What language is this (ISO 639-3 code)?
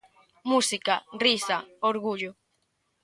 glg